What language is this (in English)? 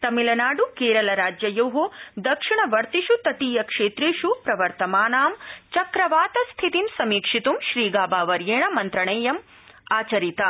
Sanskrit